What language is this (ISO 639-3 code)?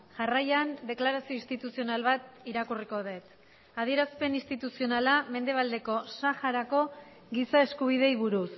eus